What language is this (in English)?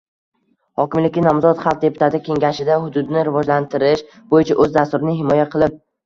Uzbek